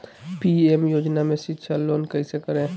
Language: Magahi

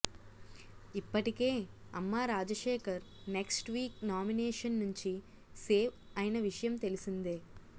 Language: Telugu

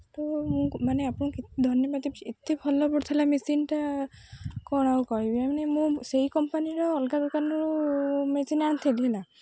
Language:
Odia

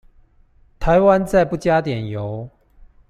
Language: Chinese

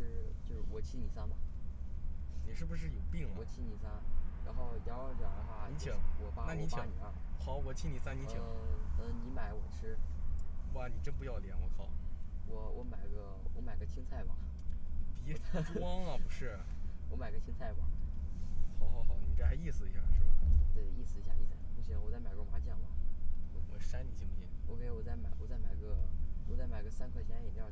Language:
Chinese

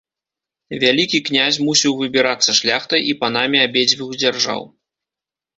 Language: Belarusian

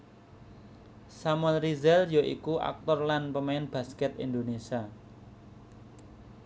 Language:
Javanese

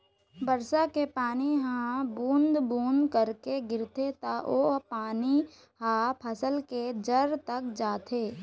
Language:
Chhattisgarhi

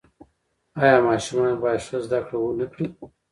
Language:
Pashto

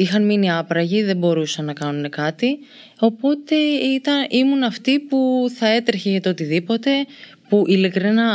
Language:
Greek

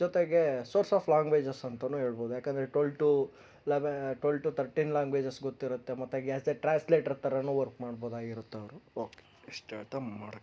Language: Kannada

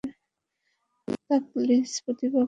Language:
Bangla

